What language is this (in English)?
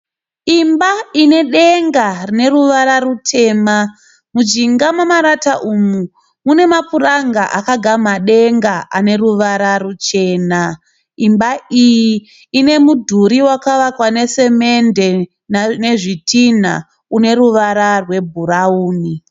Shona